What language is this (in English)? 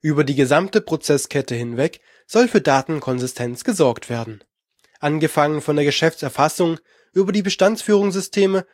German